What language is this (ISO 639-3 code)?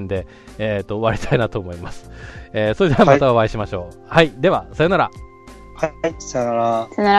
jpn